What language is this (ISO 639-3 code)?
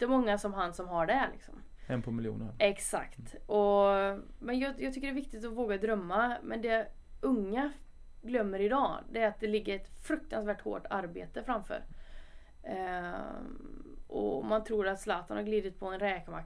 swe